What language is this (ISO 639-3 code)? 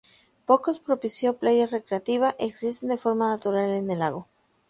spa